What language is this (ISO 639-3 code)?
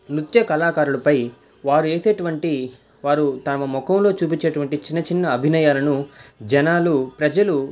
tel